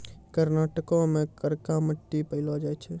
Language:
Maithili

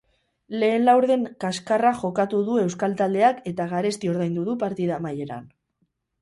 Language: Basque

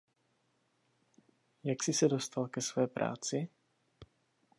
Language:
Czech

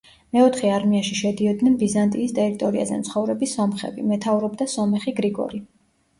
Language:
Georgian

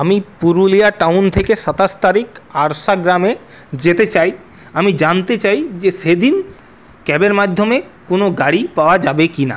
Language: Bangla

